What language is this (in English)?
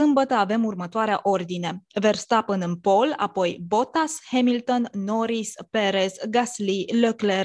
Romanian